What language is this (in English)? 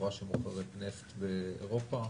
Hebrew